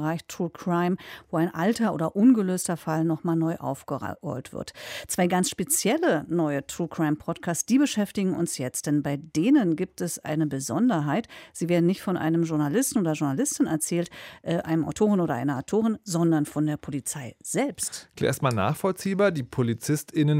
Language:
German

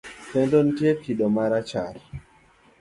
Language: Luo (Kenya and Tanzania)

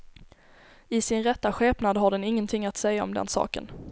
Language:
Swedish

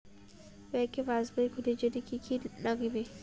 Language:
Bangla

